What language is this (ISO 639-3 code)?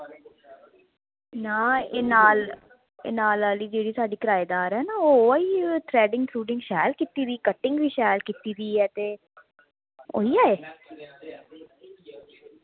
doi